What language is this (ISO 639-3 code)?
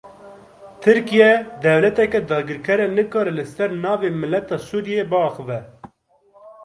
kur